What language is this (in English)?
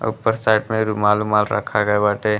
Bhojpuri